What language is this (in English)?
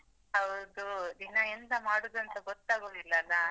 Kannada